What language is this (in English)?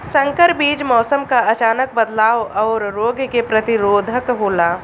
Bhojpuri